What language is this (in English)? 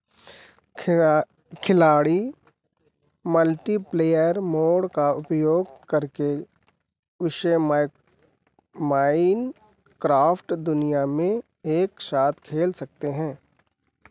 Hindi